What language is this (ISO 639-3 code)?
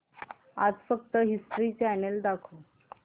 mar